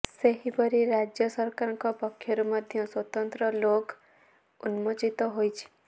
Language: Odia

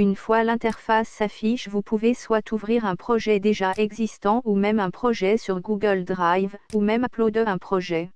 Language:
French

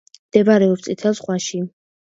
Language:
Georgian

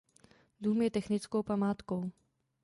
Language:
Czech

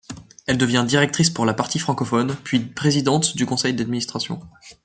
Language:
French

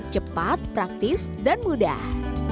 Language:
Indonesian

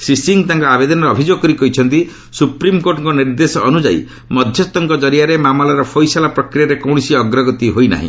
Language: Odia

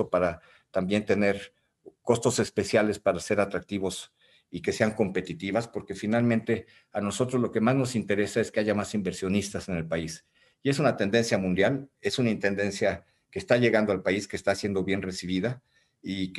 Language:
Spanish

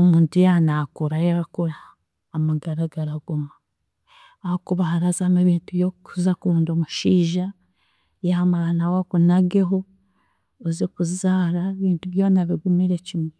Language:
Chiga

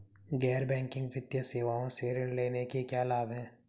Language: Hindi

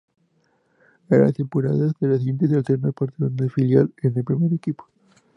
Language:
Spanish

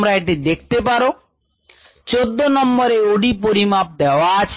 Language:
Bangla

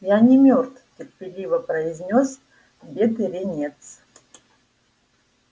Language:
Russian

